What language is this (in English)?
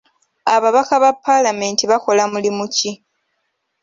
Ganda